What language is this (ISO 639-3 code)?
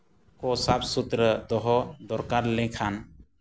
sat